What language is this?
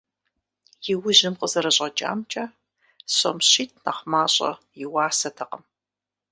Kabardian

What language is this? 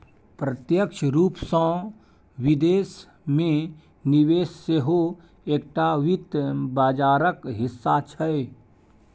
Maithili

